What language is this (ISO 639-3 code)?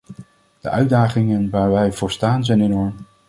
nld